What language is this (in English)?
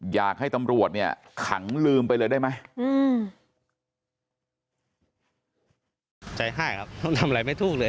Thai